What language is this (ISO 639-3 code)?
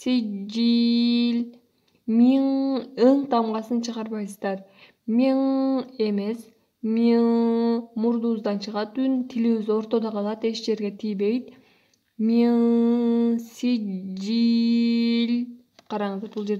tur